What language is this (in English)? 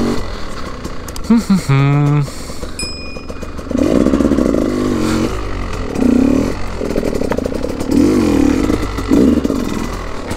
Polish